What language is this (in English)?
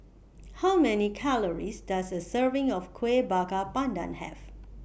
English